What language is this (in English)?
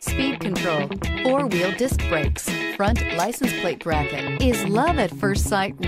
English